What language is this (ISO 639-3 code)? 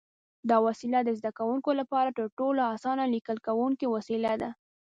pus